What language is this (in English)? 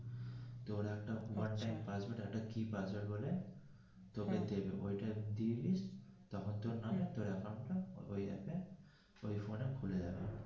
Bangla